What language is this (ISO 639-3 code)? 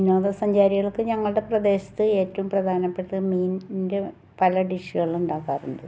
mal